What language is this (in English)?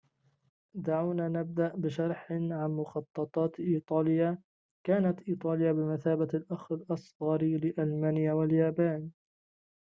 Arabic